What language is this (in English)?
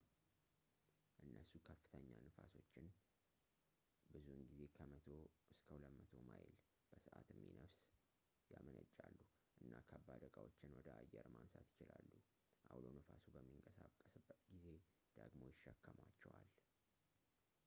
Amharic